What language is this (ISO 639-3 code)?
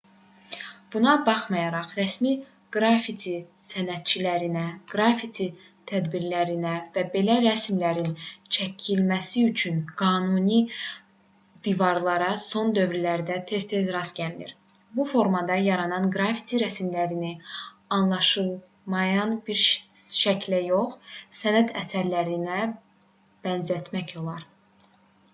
aze